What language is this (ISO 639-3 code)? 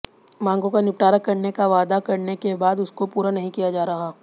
hin